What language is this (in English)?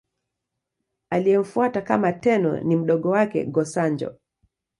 Swahili